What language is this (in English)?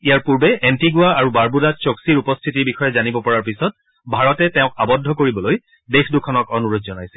Assamese